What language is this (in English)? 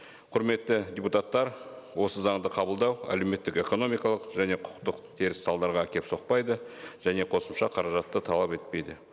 Kazakh